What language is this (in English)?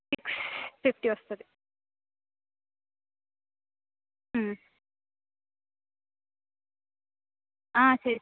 Telugu